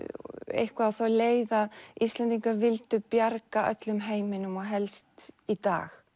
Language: Icelandic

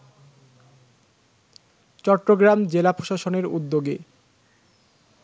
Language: Bangla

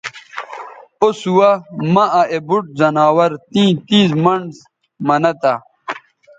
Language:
Bateri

